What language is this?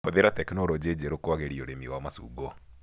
Kikuyu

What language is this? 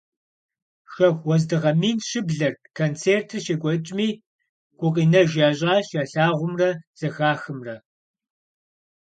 Kabardian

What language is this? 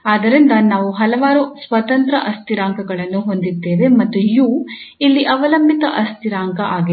Kannada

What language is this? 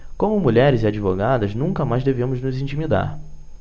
Portuguese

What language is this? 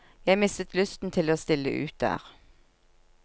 Norwegian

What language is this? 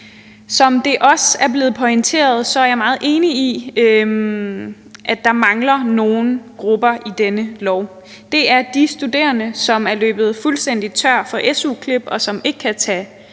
Danish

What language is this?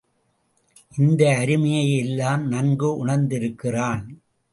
Tamil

